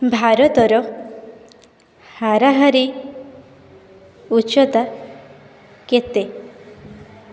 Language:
Odia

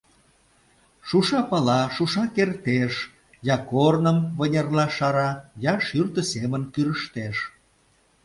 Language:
Mari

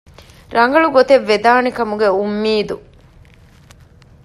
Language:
Divehi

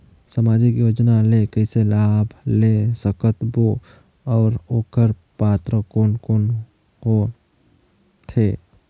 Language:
Chhattisgarhi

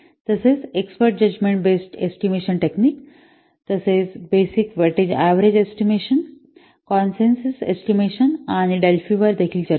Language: Marathi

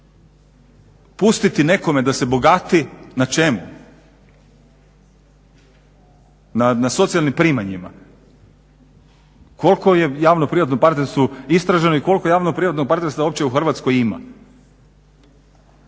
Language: Croatian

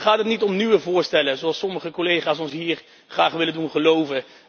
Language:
Dutch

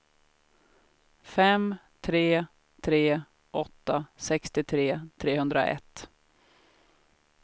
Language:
Swedish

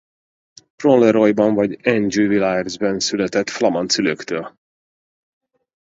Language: Hungarian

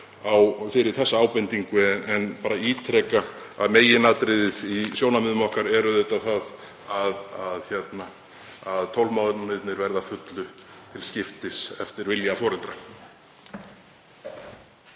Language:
Icelandic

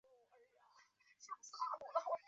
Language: Chinese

